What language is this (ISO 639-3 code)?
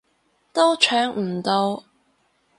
yue